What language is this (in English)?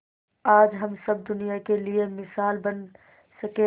Hindi